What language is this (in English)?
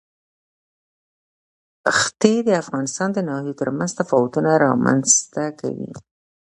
Pashto